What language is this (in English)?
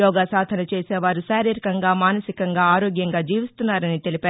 Telugu